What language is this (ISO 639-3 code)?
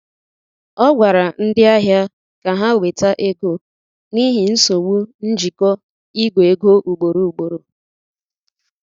ibo